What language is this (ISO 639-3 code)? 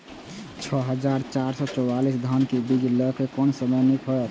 mai